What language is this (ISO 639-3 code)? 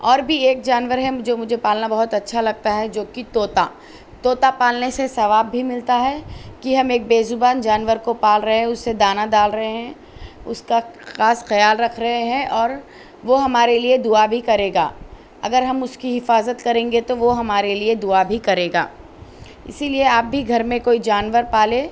urd